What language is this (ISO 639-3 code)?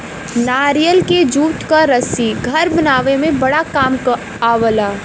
bho